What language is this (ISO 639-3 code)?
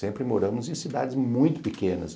por